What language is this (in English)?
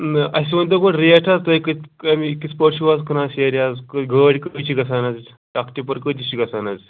Kashmiri